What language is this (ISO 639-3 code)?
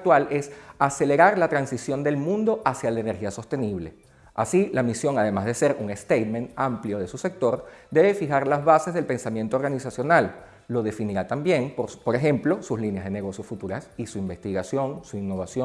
spa